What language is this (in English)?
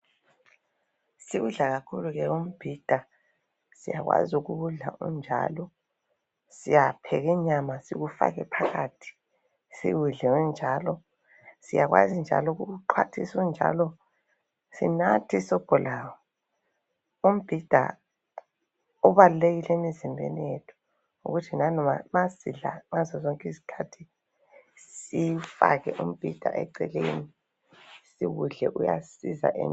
North Ndebele